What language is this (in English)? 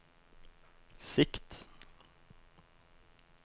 Norwegian